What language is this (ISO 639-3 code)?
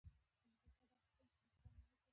pus